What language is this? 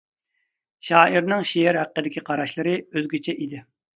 Uyghur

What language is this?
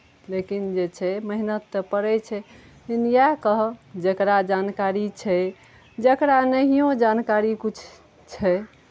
Maithili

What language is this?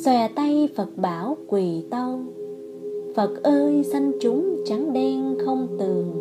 Vietnamese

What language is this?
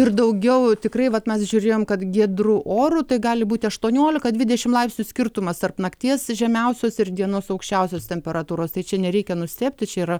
Lithuanian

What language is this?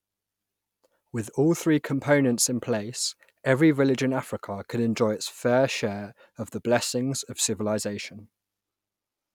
English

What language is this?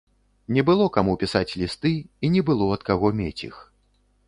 Belarusian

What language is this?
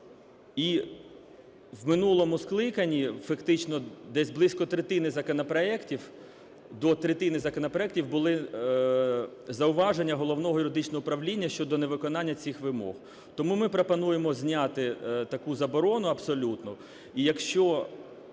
Ukrainian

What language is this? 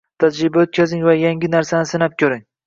Uzbek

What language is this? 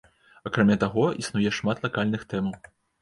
Belarusian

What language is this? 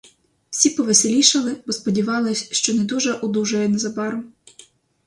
Ukrainian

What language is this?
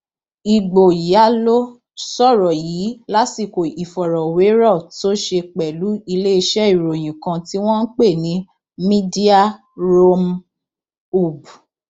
Yoruba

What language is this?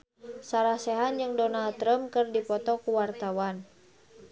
Sundanese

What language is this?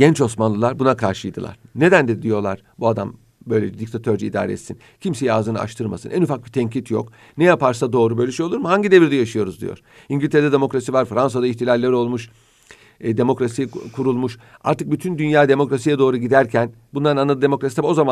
Turkish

